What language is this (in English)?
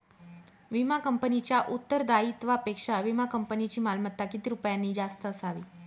Marathi